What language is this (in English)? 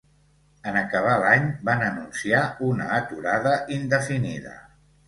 Catalan